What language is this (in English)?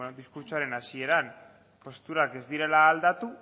Basque